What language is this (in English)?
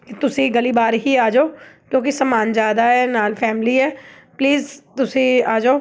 Punjabi